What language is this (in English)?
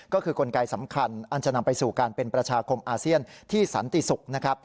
Thai